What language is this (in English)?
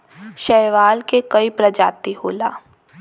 Bhojpuri